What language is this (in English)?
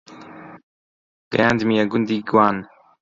Central Kurdish